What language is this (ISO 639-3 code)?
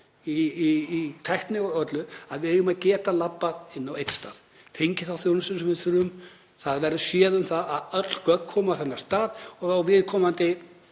isl